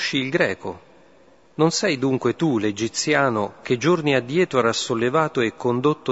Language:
Italian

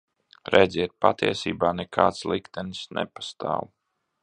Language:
Latvian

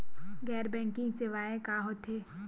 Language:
Chhattisgarhi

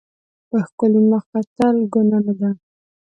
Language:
Pashto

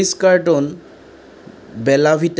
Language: Assamese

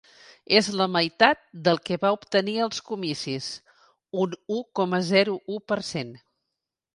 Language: Catalan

